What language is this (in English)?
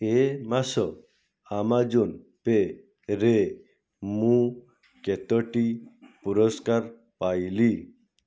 Odia